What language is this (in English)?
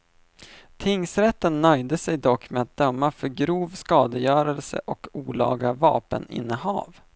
Swedish